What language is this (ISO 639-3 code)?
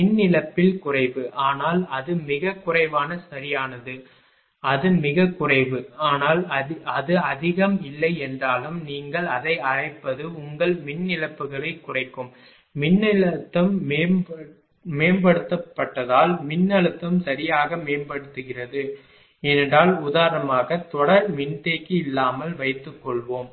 tam